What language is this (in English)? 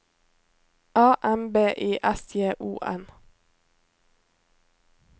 Norwegian